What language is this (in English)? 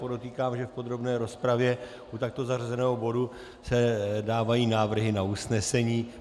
Czech